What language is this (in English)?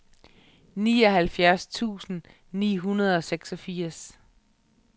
Danish